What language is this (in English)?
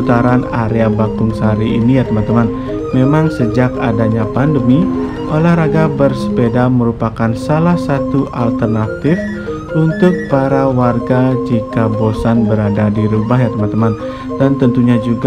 Indonesian